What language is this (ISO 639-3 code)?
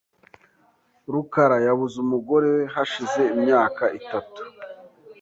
kin